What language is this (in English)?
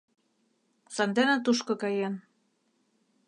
Mari